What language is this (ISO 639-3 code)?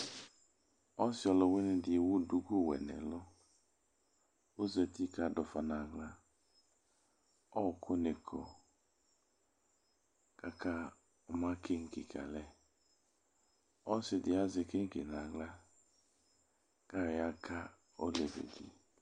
kpo